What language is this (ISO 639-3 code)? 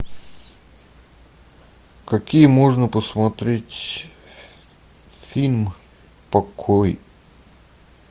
rus